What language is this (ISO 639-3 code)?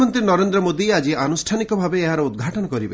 ori